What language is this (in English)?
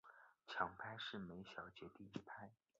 Chinese